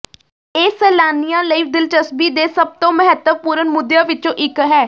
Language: Punjabi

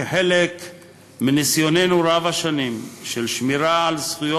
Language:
Hebrew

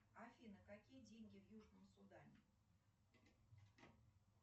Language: Russian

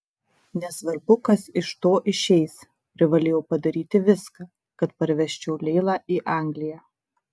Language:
Lithuanian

